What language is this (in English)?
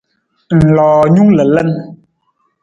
Nawdm